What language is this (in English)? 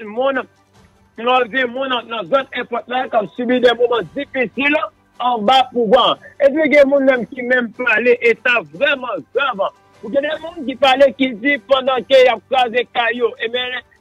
French